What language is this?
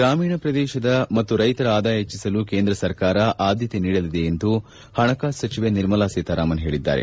Kannada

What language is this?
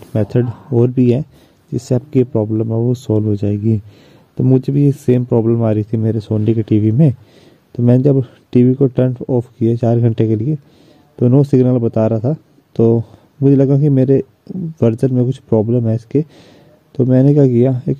Hindi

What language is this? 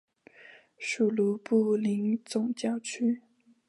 Chinese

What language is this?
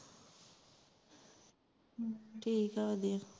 Punjabi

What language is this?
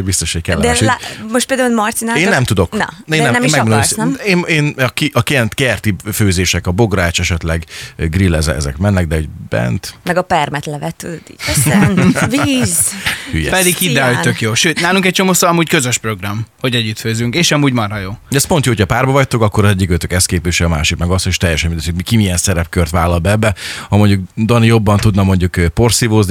Hungarian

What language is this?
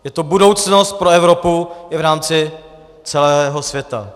Czech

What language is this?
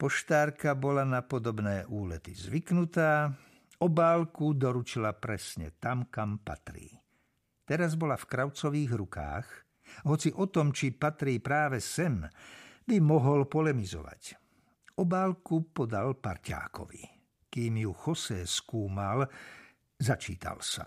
Slovak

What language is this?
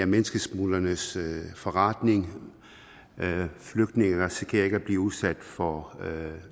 Danish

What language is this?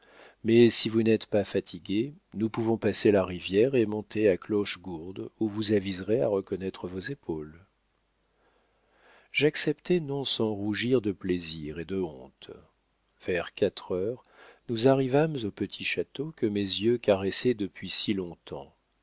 French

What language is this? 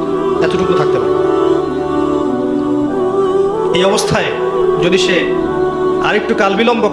Bangla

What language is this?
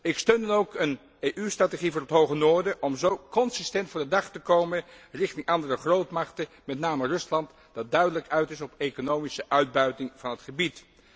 Dutch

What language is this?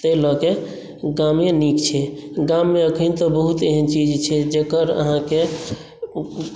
Maithili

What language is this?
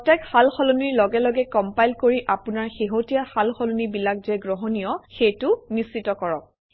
Assamese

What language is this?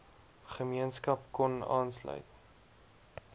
Afrikaans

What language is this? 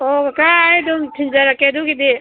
Manipuri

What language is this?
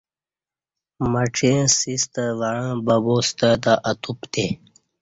Kati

